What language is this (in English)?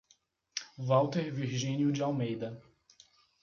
Portuguese